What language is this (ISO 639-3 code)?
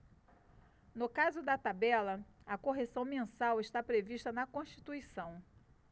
por